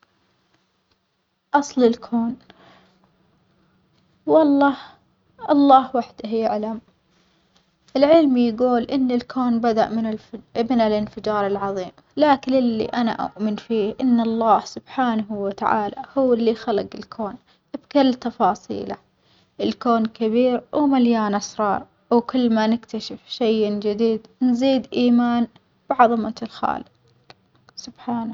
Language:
Omani Arabic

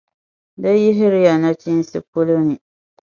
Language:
Dagbani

